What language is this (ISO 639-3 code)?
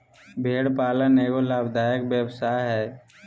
mag